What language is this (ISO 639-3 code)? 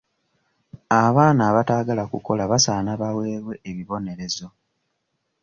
lug